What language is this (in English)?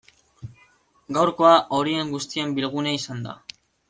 Basque